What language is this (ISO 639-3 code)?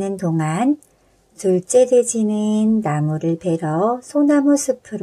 kor